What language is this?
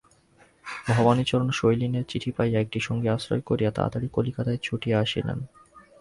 Bangla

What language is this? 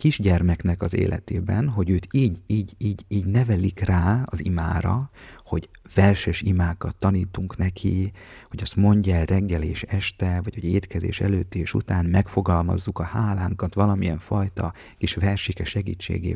Hungarian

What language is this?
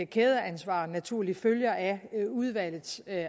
Danish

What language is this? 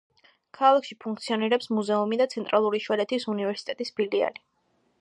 Georgian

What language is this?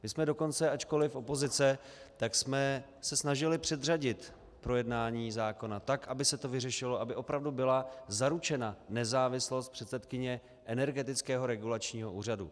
Czech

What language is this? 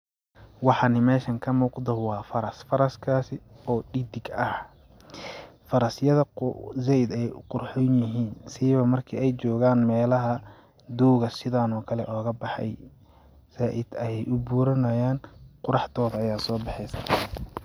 Somali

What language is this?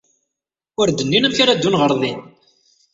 Kabyle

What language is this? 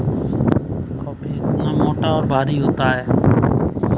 Hindi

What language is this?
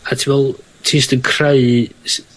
Welsh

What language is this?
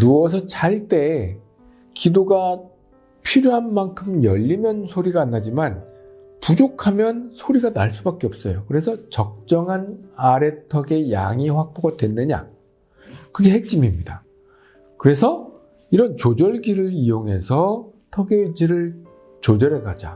Korean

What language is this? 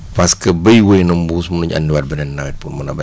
Wolof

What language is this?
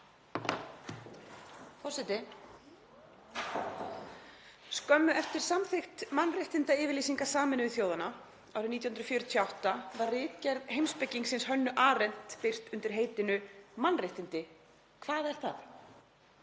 Icelandic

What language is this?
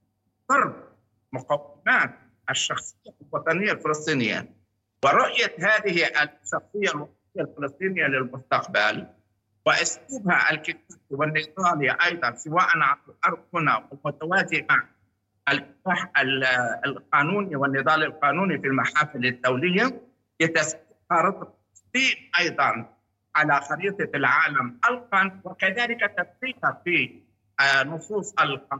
Arabic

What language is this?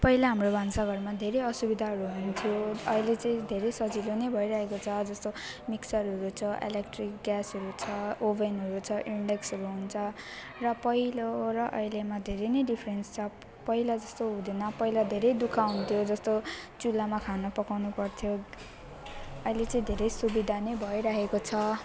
Nepali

